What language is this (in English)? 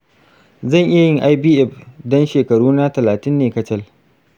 Hausa